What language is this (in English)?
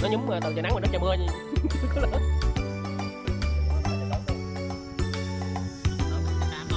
Vietnamese